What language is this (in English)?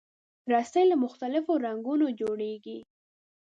Pashto